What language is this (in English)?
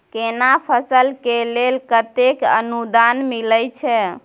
Maithili